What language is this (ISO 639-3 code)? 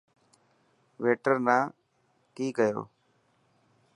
mki